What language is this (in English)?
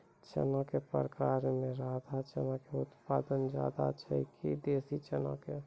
Maithili